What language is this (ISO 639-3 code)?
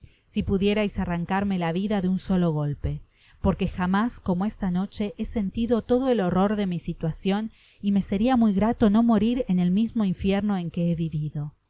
spa